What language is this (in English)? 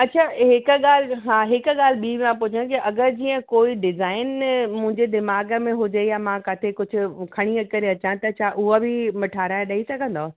Sindhi